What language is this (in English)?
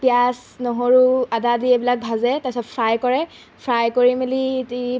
Assamese